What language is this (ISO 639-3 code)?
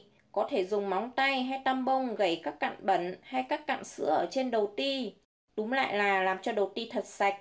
vie